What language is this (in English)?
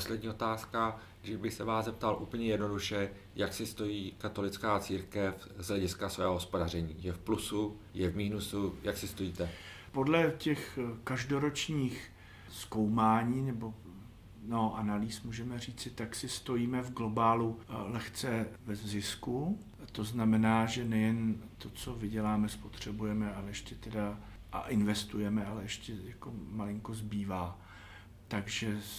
Czech